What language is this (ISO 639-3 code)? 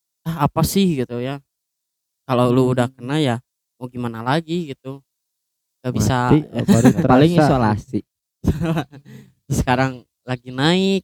ind